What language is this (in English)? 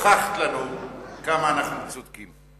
Hebrew